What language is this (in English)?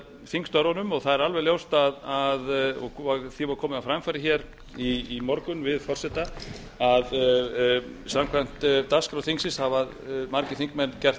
Icelandic